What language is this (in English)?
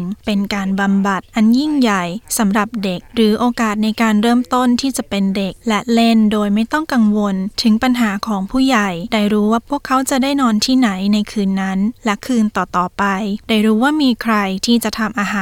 Thai